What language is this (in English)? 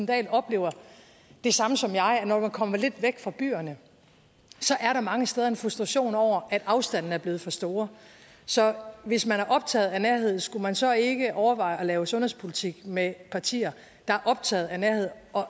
Danish